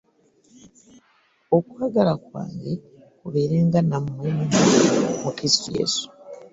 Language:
Ganda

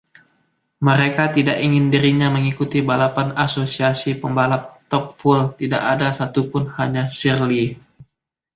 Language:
Indonesian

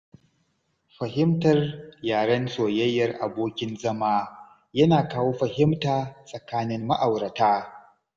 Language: Hausa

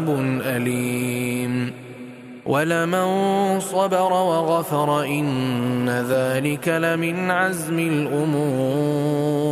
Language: Arabic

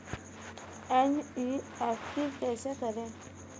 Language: Hindi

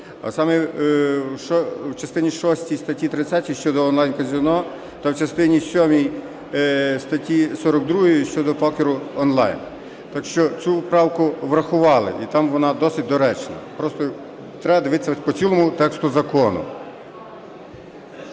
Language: Ukrainian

